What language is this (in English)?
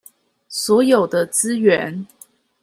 Chinese